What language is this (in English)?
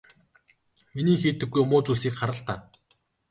Mongolian